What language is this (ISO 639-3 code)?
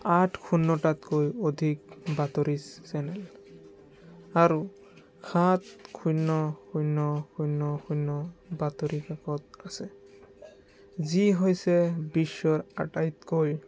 asm